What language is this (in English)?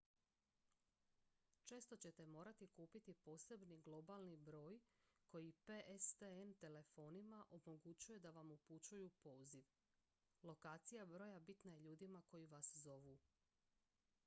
Croatian